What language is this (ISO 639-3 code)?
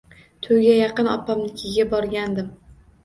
uzb